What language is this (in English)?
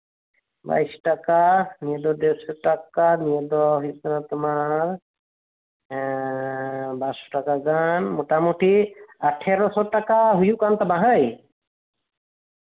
Santali